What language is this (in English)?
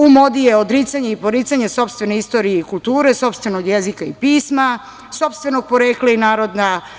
Serbian